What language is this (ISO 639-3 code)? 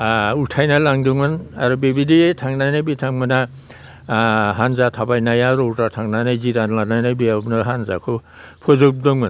brx